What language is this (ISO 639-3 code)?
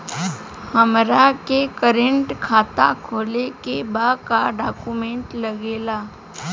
bho